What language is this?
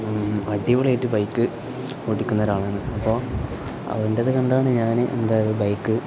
Malayalam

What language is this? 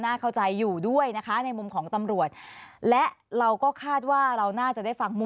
Thai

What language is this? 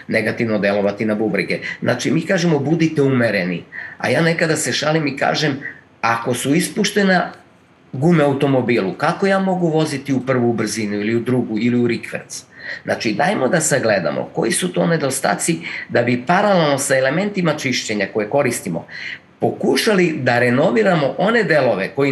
Croatian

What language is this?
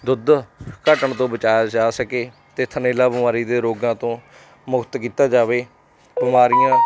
Punjabi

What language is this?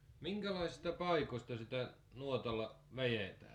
Finnish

